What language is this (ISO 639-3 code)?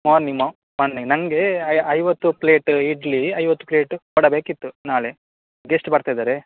kan